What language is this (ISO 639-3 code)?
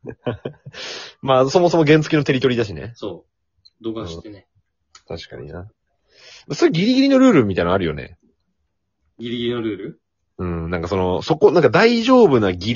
jpn